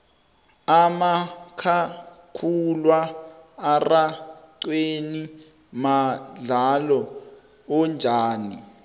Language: South Ndebele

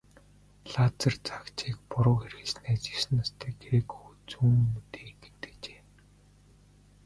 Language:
Mongolian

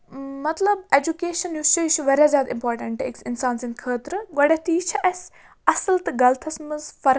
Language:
Kashmiri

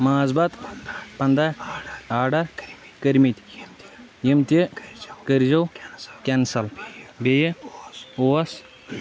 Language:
Kashmiri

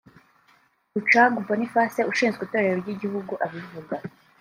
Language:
Kinyarwanda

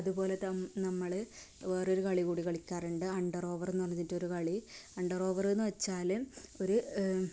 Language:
Malayalam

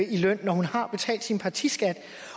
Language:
Danish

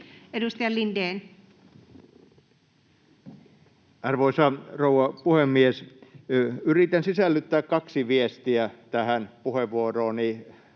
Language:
Finnish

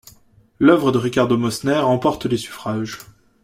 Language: French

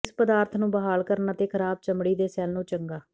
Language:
Punjabi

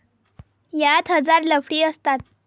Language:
Marathi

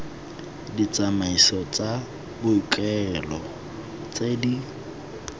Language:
Tswana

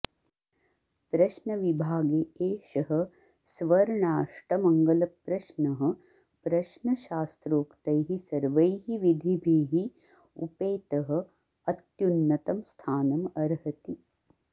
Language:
Sanskrit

